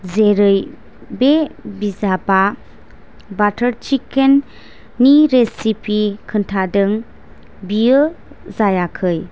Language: Bodo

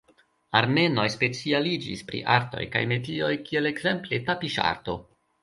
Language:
Esperanto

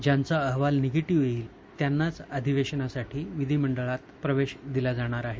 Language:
Marathi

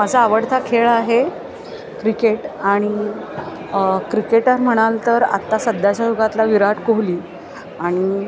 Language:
Marathi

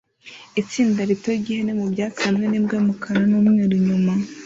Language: Kinyarwanda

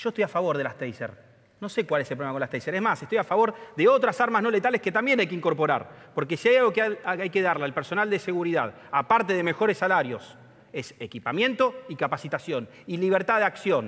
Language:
Spanish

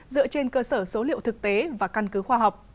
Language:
Vietnamese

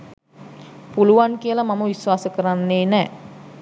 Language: Sinhala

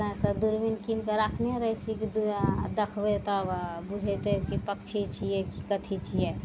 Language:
Maithili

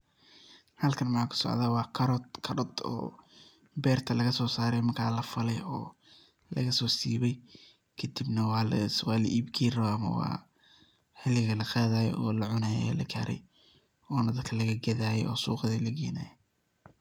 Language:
Somali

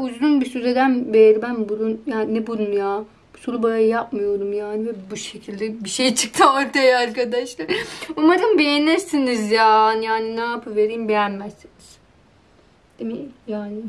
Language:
Turkish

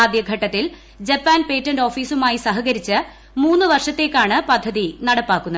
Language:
Malayalam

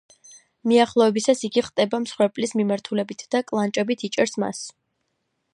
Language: Georgian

